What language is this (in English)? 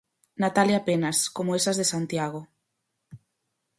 Galician